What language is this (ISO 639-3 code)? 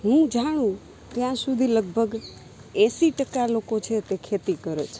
guj